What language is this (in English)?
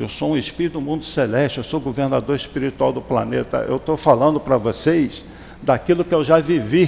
Portuguese